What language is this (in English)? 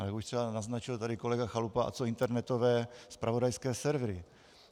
Czech